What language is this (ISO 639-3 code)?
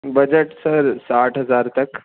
urd